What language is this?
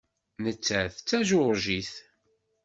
Kabyle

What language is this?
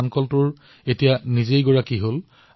Assamese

